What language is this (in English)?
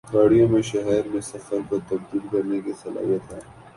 Urdu